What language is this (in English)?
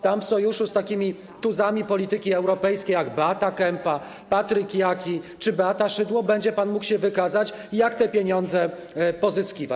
Polish